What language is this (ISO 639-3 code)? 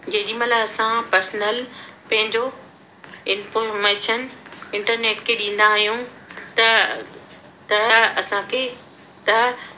snd